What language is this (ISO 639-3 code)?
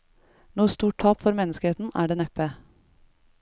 nor